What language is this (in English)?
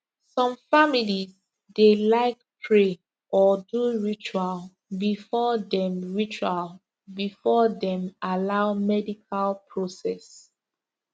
Nigerian Pidgin